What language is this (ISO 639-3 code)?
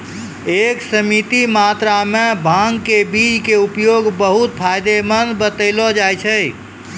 mai